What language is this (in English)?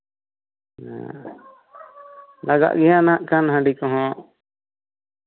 Santali